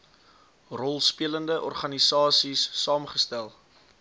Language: Afrikaans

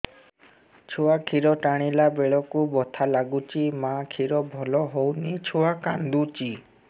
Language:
Odia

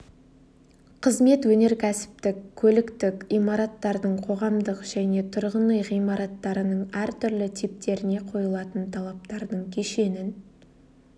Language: Kazakh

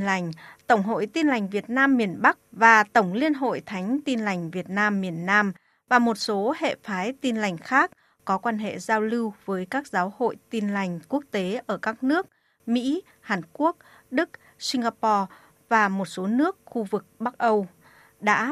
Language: Vietnamese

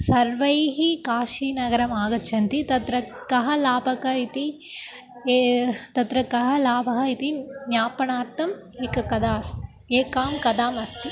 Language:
Sanskrit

